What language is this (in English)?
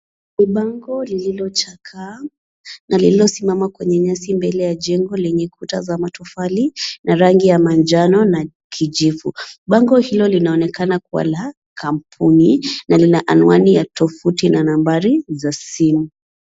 Swahili